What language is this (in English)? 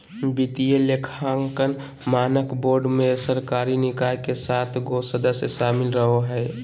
Magahi